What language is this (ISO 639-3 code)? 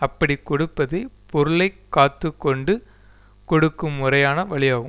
tam